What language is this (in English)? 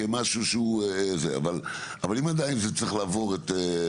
Hebrew